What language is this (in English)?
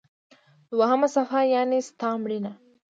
Pashto